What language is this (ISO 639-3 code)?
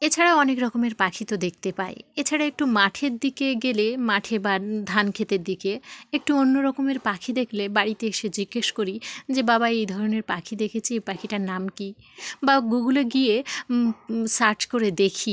ben